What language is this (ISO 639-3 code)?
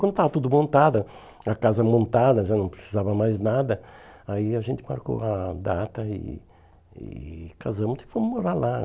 por